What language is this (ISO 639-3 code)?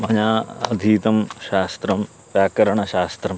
san